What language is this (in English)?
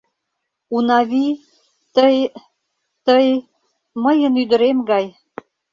Mari